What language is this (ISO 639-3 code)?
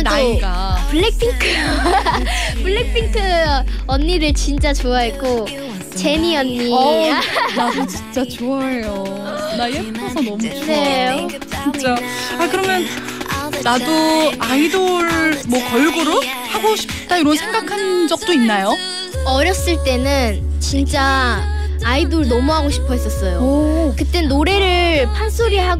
kor